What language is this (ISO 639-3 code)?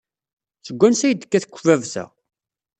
kab